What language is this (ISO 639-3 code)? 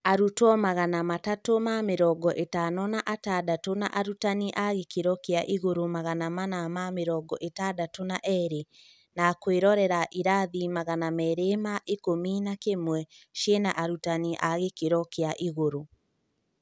kik